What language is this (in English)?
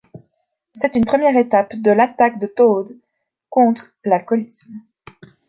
French